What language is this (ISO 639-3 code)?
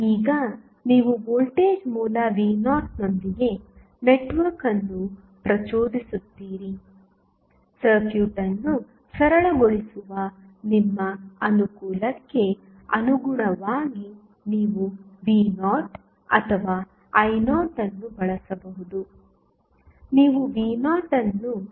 kan